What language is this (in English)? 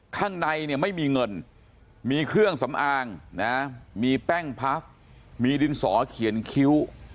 Thai